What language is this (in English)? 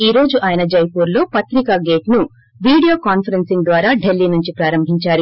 Telugu